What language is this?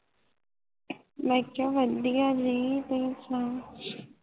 Punjabi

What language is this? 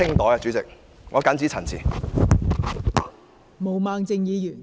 Cantonese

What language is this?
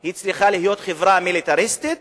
Hebrew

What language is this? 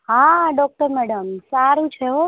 Gujarati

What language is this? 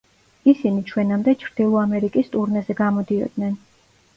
Georgian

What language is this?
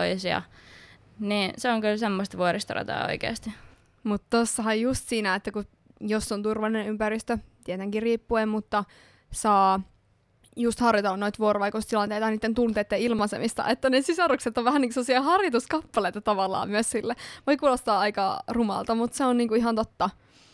Finnish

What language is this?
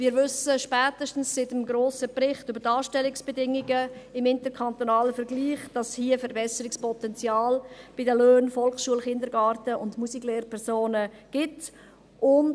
Swiss German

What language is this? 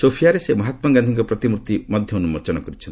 Odia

